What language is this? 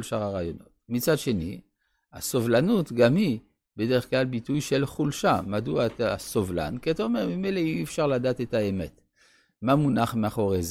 Hebrew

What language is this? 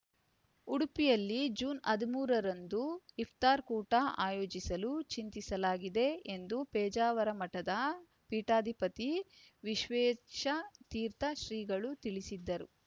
Kannada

